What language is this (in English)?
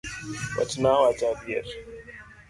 Luo (Kenya and Tanzania)